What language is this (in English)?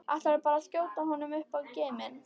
Icelandic